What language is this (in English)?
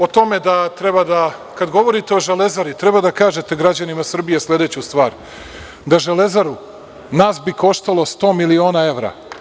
Serbian